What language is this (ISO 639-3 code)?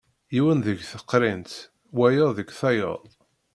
kab